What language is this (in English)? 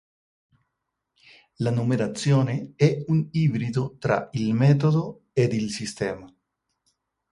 Italian